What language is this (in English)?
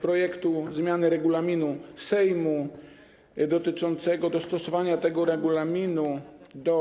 Polish